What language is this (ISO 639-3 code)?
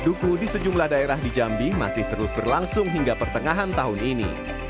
ind